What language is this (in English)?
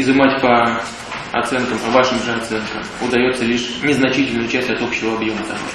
Russian